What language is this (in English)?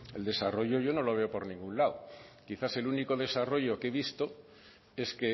Spanish